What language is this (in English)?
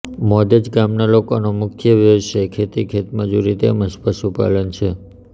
Gujarati